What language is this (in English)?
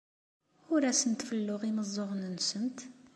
Kabyle